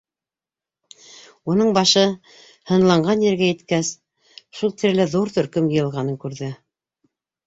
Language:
Bashkir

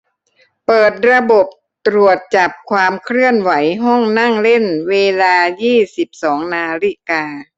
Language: Thai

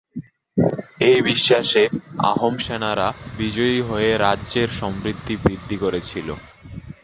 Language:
Bangla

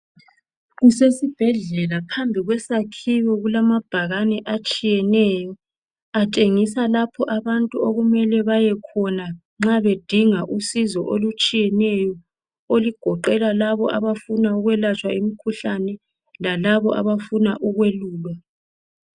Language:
North Ndebele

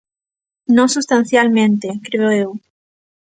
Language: Galician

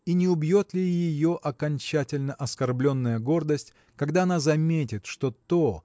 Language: Russian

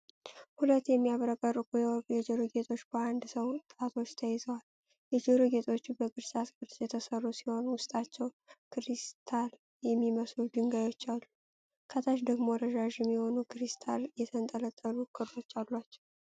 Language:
Amharic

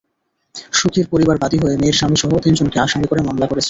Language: Bangla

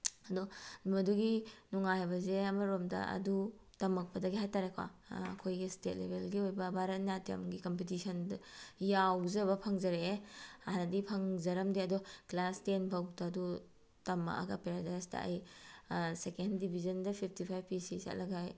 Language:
Manipuri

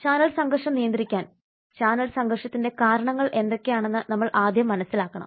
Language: Malayalam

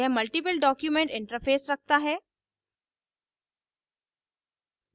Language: Hindi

